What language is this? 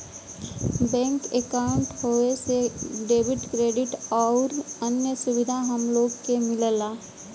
Bhojpuri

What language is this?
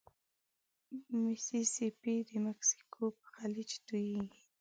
Pashto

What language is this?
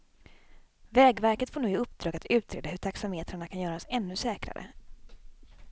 Swedish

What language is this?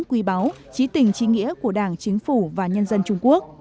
Vietnamese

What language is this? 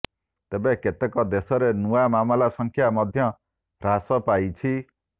Odia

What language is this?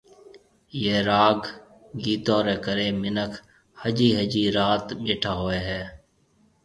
Marwari (Pakistan)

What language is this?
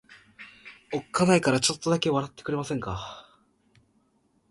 Japanese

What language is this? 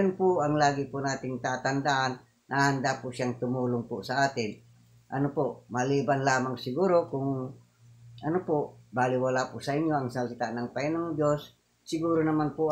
Filipino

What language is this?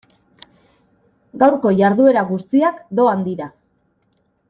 Basque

